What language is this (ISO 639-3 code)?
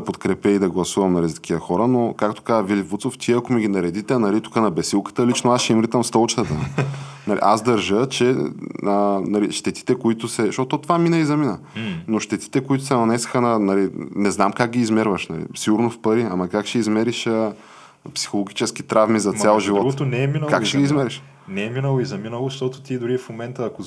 bul